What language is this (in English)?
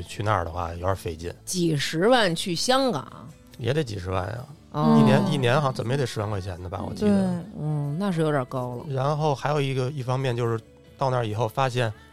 Chinese